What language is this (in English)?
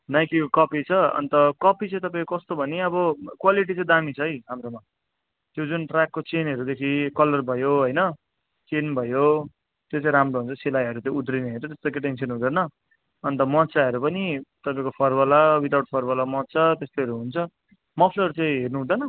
Nepali